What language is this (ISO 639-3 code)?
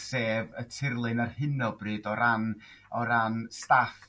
cym